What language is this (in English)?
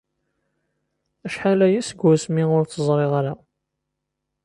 Kabyle